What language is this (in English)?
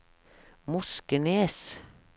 Norwegian